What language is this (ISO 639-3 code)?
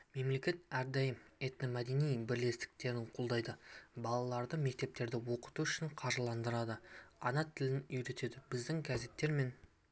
kaz